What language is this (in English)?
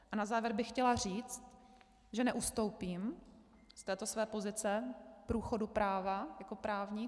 Czech